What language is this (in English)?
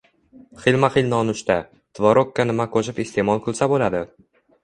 Uzbek